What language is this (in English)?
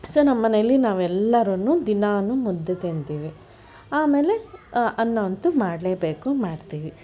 Kannada